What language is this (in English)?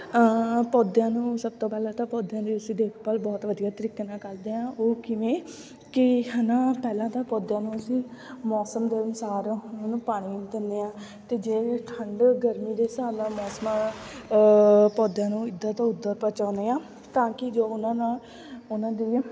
Punjabi